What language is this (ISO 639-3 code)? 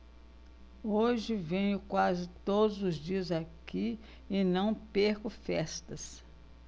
por